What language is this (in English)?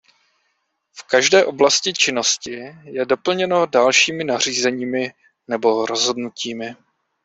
Czech